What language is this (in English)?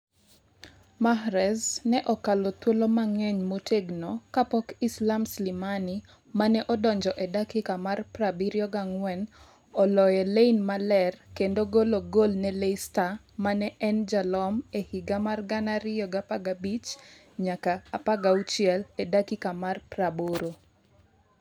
Luo (Kenya and Tanzania)